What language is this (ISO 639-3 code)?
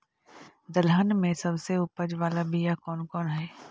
mag